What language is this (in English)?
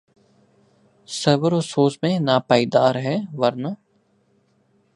Urdu